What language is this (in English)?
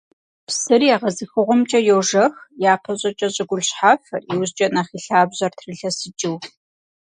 Kabardian